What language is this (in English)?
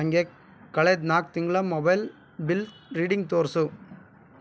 Kannada